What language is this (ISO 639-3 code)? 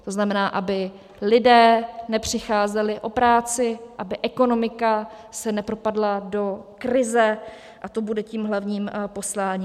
ces